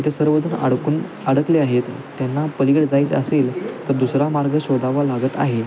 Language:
Marathi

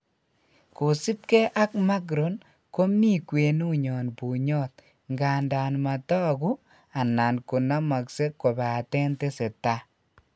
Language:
Kalenjin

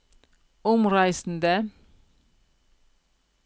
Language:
Norwegian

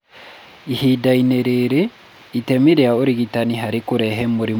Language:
Kikuyu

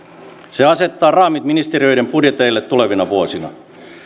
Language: Finnish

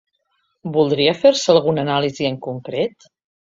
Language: Catalan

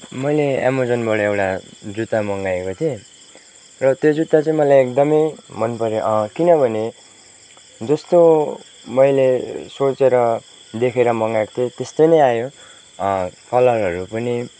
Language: Nepali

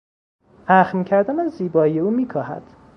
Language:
Persian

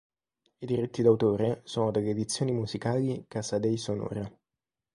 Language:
Italian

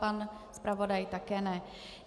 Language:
Czech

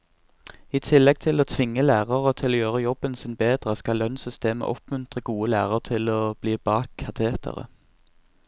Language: Norwegian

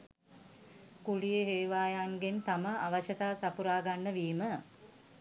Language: Sinhala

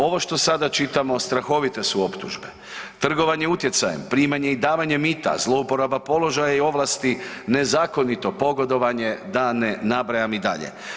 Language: Croatian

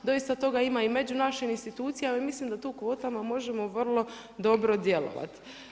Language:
Croatian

